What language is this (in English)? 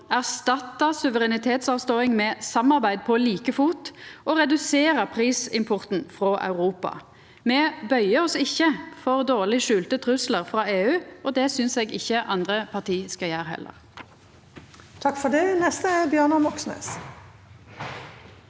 Norwegian